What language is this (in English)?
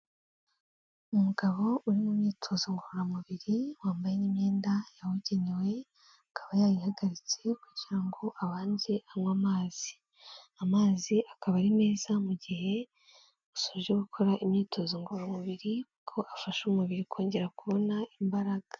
Kinyarwanda